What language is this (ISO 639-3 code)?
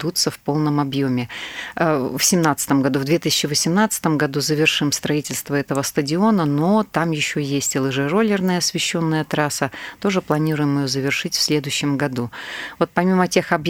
rus